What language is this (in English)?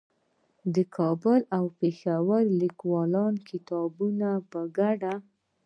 Pashto